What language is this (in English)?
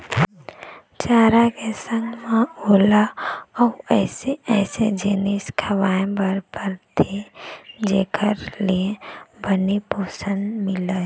Chhattisgarhi